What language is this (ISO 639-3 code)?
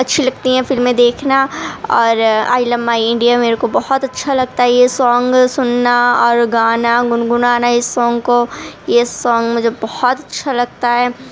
urd